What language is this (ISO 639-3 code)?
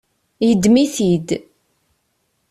kab